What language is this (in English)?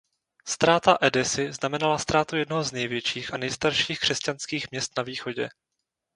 Czech